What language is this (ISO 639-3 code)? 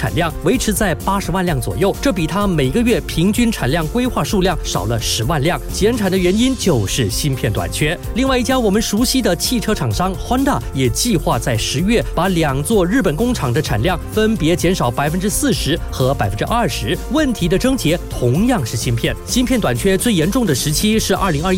zho